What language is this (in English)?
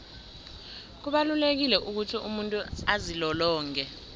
South Ndebele